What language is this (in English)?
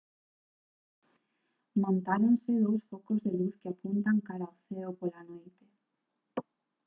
Galician